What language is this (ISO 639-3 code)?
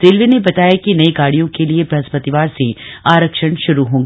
hin